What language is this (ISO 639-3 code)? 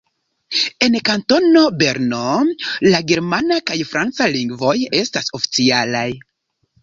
epo